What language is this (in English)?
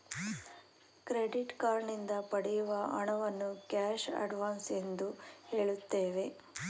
Kannada